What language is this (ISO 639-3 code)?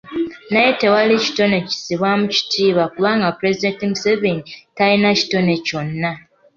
lug